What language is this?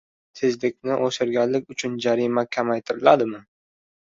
Uzbek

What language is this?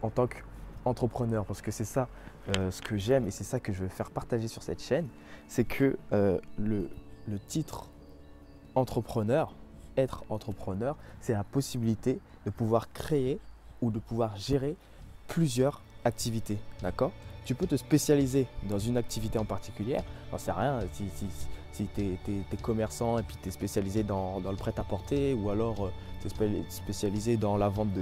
French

